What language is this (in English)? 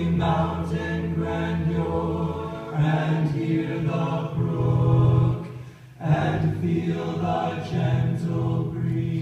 English